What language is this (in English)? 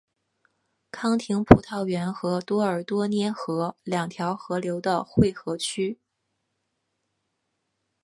Chinese